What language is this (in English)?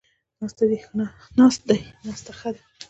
Pashto